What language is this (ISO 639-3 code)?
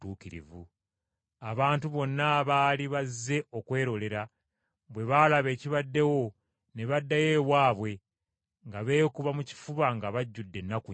lug